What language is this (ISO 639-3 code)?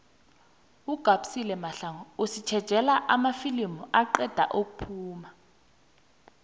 nbl